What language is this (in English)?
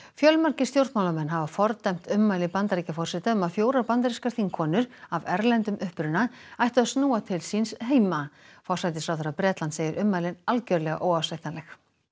Icelandic